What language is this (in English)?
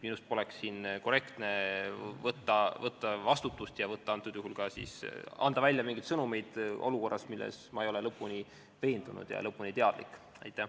Estonian